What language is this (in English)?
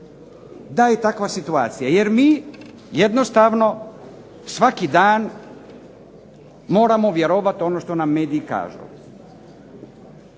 Croatian